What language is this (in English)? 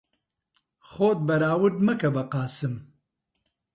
Central Kurdish